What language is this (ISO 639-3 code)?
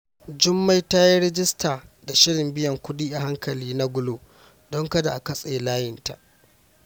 hau